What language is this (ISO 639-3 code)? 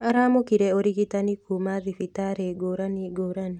kik